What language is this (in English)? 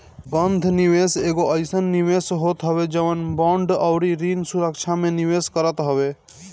Bhojpuri